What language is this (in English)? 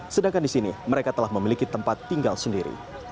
Indonesian